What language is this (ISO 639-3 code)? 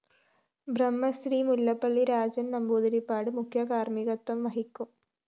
mal